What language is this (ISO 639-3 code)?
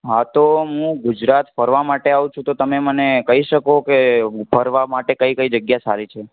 guj